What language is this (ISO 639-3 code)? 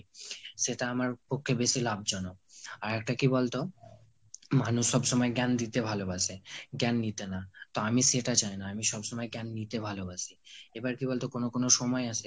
ben